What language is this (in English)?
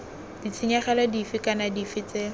Tswana